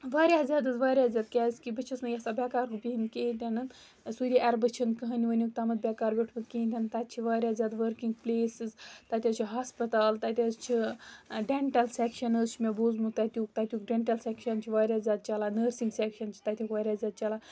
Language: Kashmiri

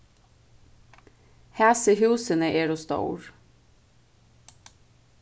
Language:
Faroese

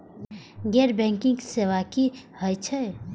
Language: Maithili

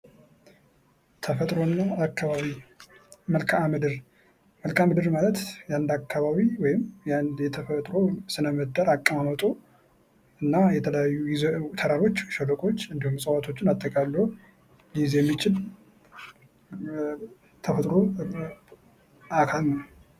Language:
Amharic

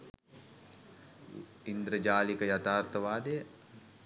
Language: Sinhala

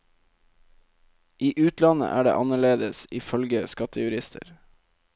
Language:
Norwegian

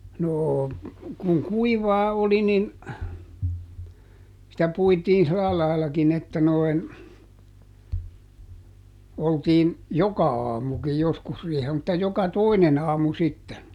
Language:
Finnish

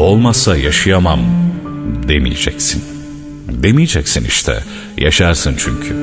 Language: Turkish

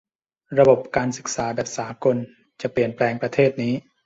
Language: Thai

